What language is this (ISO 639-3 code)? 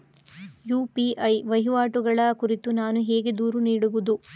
kan